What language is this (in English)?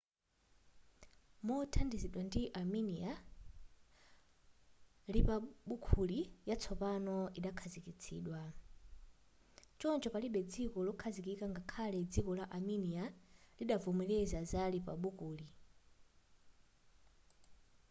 Nyanja